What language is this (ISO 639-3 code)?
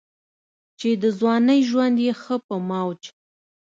pus